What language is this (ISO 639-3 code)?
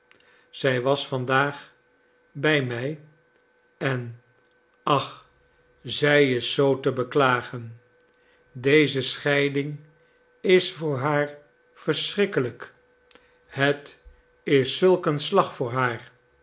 nld